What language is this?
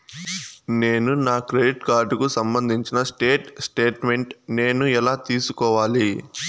Telugu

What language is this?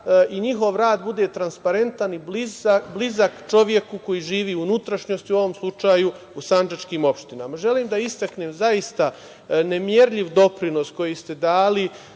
Serbian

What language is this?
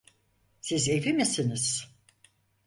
Turkish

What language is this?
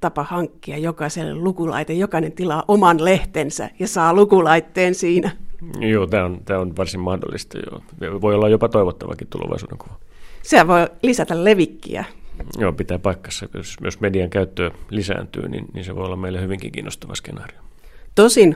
Finnish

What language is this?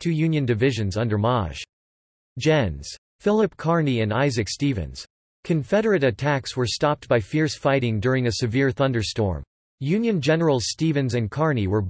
English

